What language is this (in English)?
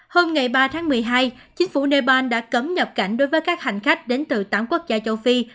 Vietnamese